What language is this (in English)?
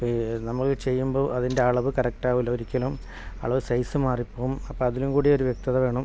Malayalam